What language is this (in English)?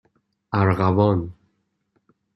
Persian